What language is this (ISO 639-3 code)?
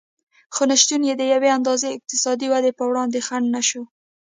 pus